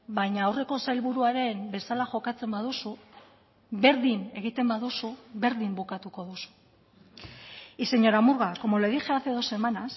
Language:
Basque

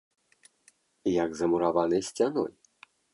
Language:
Belarusian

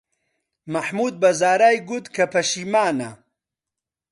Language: Central Kurdish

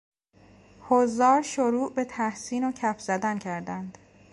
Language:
Persian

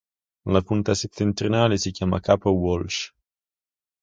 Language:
Italian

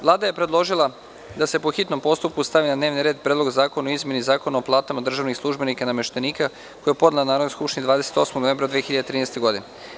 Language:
Serbian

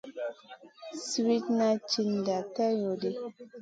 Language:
Masana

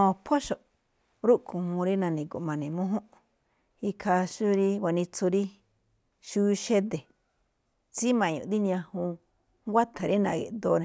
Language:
Malinaltepec Me'phaa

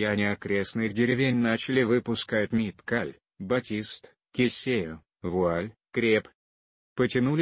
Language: Russian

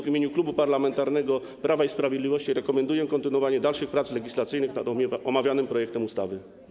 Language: Polish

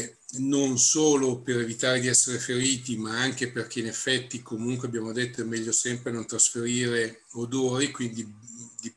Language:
Italian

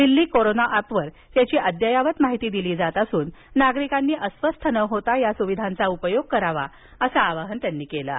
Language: Marathi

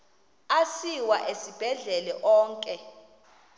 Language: Xhosa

